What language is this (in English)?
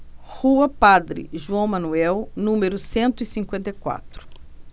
Portuguese